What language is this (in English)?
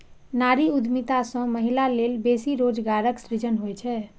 Maithili